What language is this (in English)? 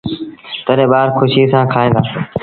Sindhi Bhil